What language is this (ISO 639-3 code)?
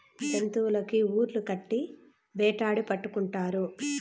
tel